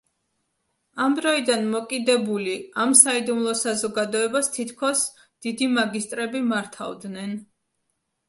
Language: Georgian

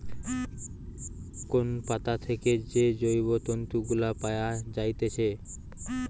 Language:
Bangla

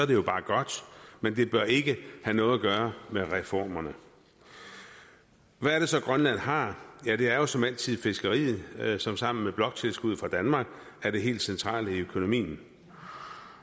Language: Danish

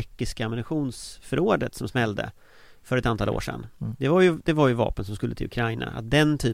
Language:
Swedish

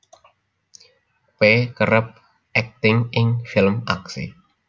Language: Javanese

